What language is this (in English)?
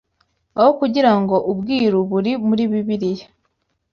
Kinyarwanda